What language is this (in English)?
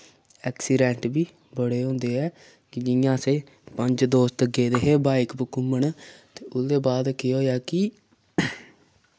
Dogri